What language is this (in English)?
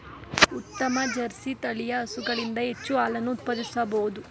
Kannada